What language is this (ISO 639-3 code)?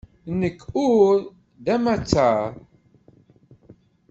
kab